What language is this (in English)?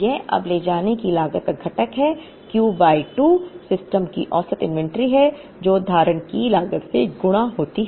Hindi